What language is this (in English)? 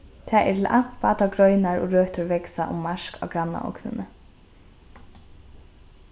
Faroese